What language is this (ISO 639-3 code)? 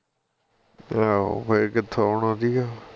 pan